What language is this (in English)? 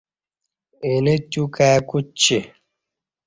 Kati